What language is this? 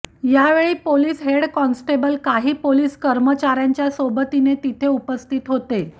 Marathi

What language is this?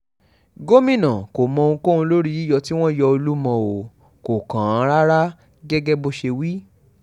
Yoruba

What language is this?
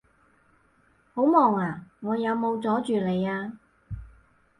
Cantonese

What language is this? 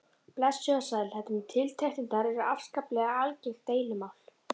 Icelandic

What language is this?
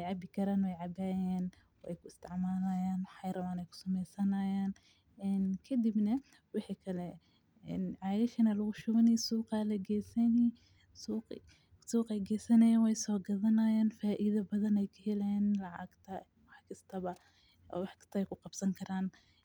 Somali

